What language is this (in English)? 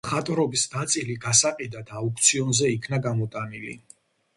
Georgian